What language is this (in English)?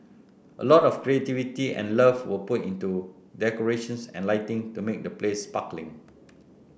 English